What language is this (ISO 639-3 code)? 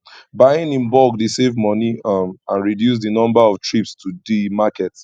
pcm